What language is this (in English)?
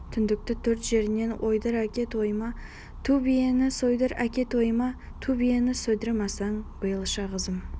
Kazakh